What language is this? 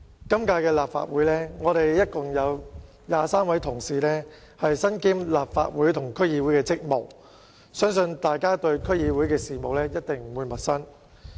Cantonese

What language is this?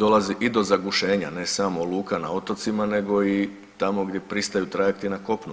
Croatian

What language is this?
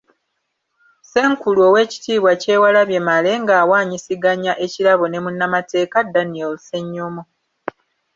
Ganda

